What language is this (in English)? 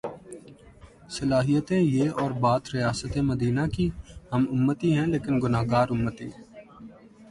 Urdu